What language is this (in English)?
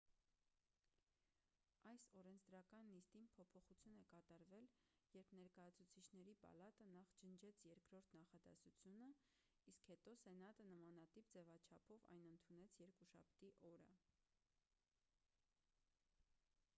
Armenian